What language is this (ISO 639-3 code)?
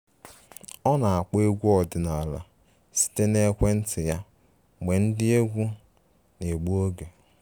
ibo